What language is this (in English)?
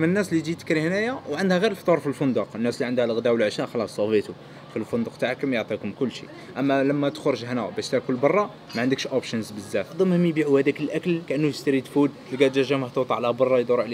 Arabic